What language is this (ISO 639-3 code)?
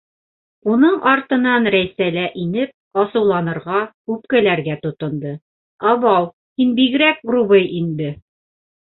bak